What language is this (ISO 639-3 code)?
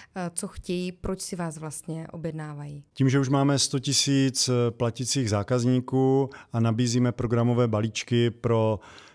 ces